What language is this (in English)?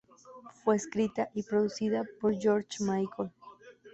Spanish